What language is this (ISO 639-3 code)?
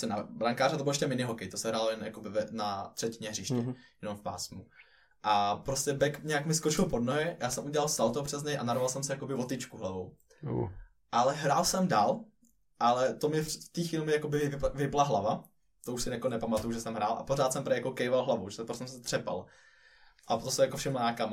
ces